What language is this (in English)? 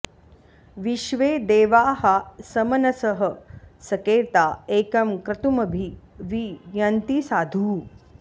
Sanskrit